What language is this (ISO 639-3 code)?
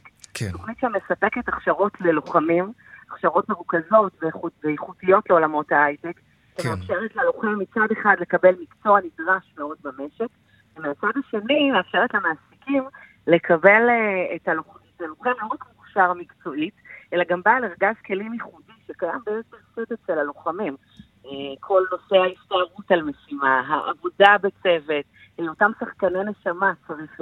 heb